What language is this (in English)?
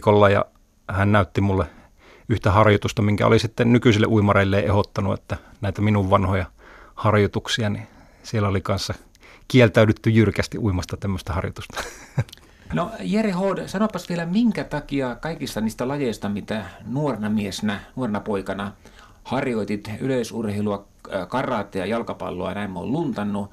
Finnish